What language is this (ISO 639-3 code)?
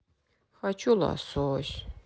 rus